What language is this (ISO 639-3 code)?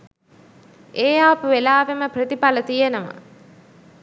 sin